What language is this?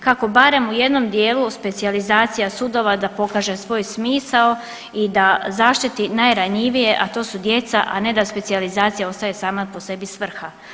Croatian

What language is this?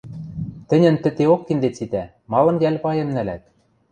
Western Mari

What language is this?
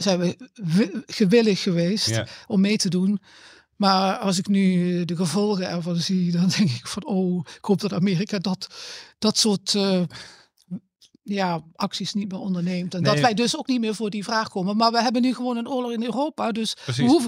Dutch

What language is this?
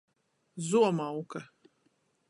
Latgalian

